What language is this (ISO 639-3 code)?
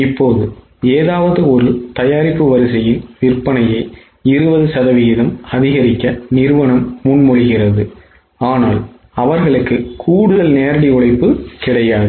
tam